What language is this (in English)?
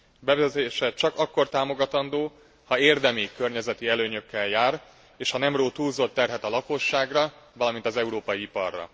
Hungarian